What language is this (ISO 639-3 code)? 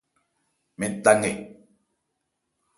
ebr